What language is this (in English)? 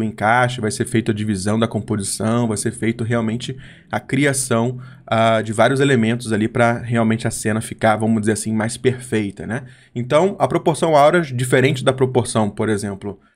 Portuguese